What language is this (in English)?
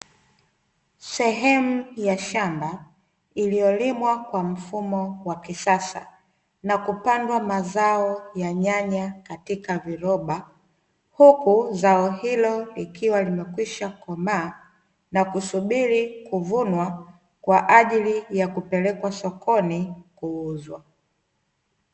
Swahili